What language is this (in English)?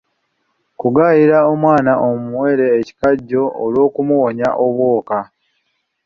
Ganda